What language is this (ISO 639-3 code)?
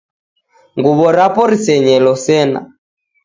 dav